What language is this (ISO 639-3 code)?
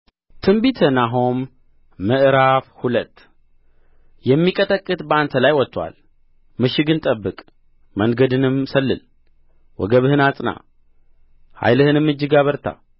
amh